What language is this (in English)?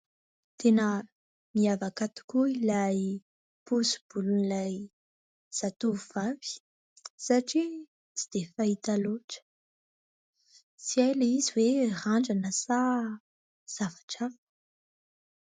Malagasy